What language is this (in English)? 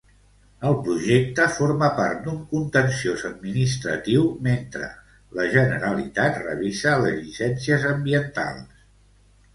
Catalan